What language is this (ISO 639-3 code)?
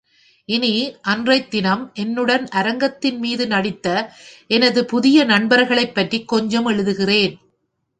tam